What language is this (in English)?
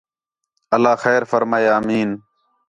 Khetrani